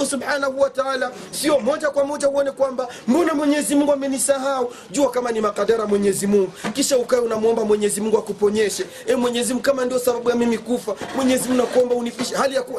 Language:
Swahili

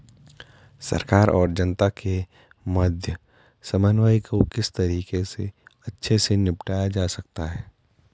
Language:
Hindi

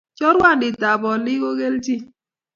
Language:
Kalenjin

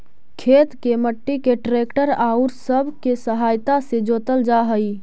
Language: Magahi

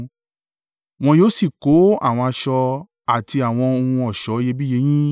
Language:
Yoruba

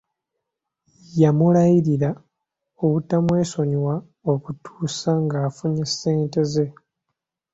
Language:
Ganda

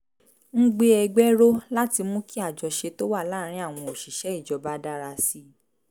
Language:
Yoruba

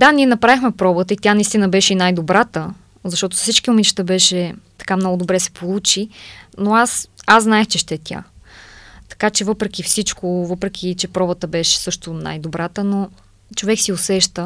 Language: Bulgarian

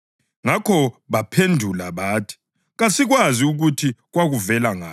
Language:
North Ndebele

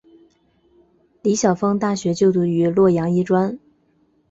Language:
Chinese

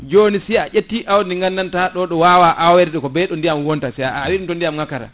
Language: Fula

